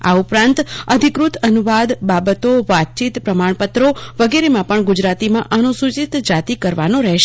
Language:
Gujarati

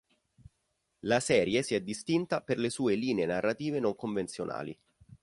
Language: Italian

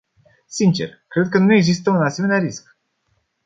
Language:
Romanian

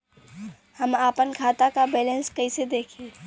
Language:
Bhojpuri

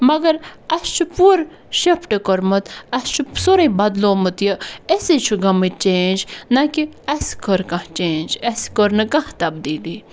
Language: Kashmiri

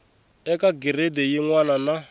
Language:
Tsonga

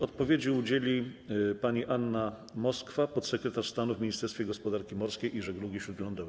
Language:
Polish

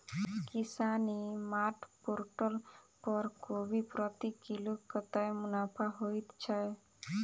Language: Maithili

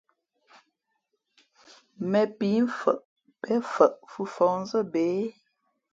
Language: Fe'fe'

